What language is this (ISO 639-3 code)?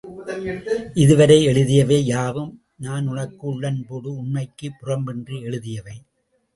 tam